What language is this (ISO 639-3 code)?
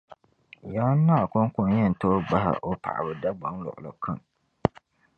dag